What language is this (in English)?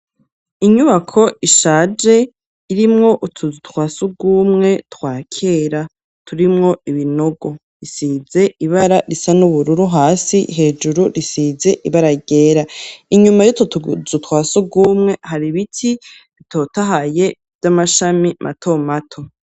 Rundi